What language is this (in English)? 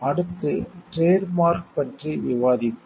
Tamil